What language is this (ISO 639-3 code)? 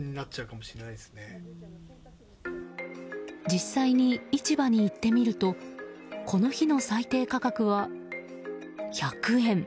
jpn